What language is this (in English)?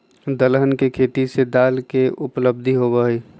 Magahi